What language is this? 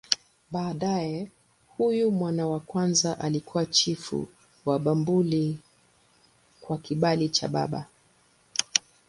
Swahili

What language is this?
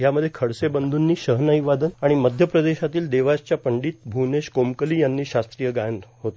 Marathi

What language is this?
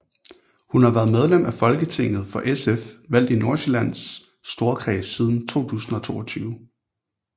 Danish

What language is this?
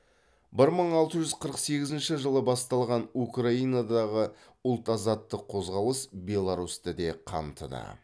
Kazakh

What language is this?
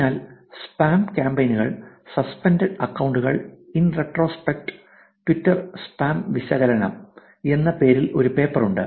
Malayalam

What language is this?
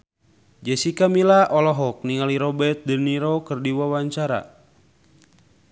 Sundanese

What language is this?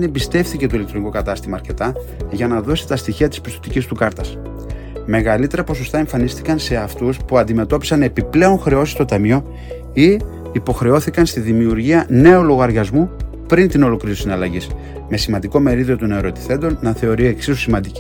Greek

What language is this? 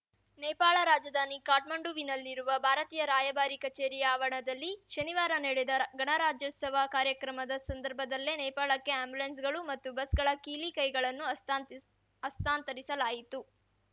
Kannada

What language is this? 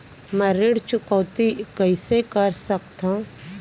Chhattisgarhi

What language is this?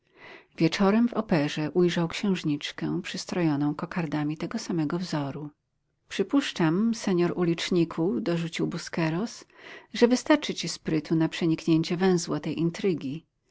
Polish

